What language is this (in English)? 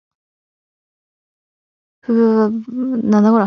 Japanese